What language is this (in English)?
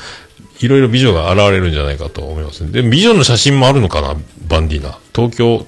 Japanese